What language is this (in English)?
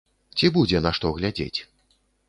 Belarusian